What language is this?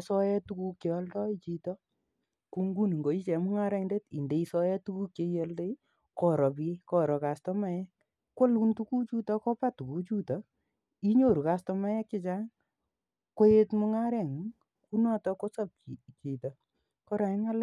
Kalenjin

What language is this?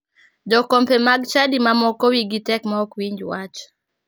Luo (Kenya and Tanzania)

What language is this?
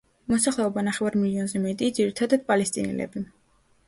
Georgian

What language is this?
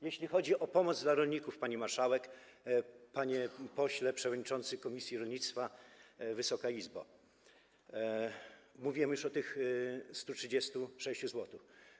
Polish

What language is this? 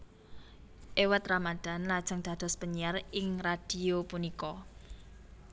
Javanese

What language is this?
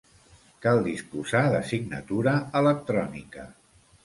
Catalan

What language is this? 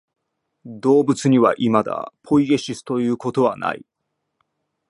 Japanese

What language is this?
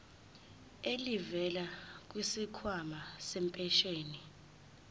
Zulu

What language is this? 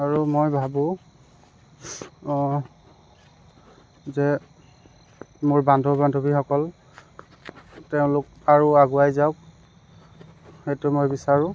Assamese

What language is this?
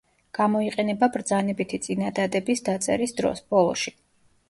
Georgian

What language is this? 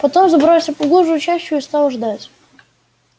Russian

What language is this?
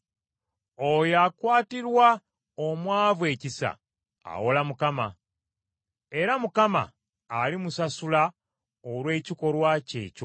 Ganda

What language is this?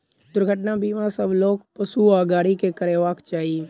Maithili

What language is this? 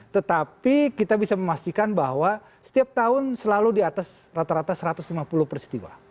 Indonesian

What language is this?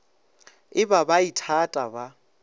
Northern Sotho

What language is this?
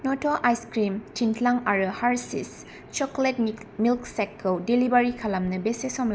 Bodo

